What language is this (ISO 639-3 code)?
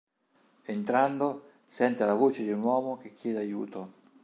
ita